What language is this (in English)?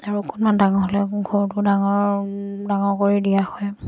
Assamese